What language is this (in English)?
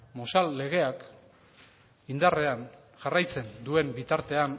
Basque